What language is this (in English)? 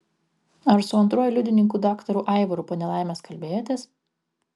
Lithuanian